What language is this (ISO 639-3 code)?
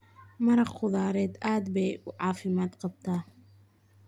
som